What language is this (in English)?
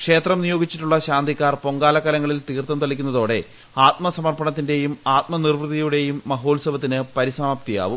Malayalam